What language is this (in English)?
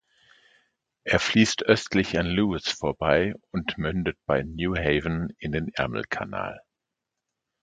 German